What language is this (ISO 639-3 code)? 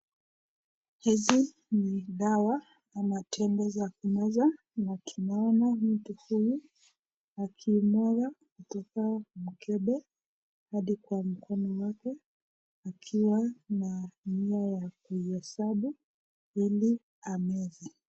swa